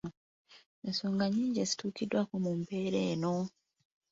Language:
Ganda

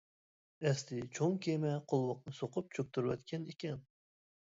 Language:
Uyghur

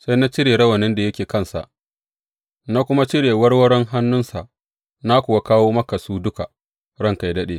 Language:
Hausa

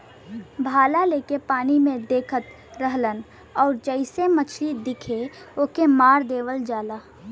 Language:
Bhojpuri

